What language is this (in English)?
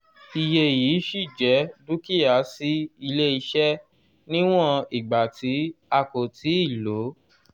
Yoruba